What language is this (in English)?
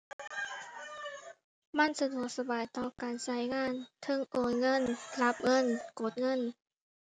Thai